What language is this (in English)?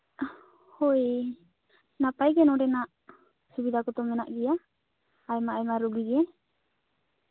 Santali